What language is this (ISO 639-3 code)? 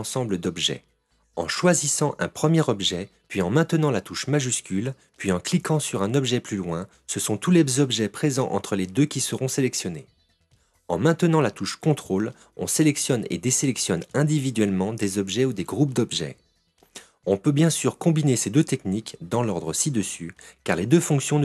fra